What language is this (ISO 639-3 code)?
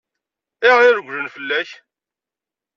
kab